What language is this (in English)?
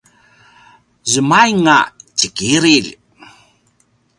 Paiwan